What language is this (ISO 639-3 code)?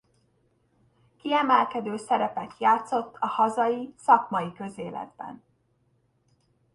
hun